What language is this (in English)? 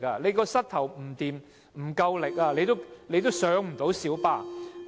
Cantonese